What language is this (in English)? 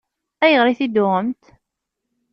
Kabyle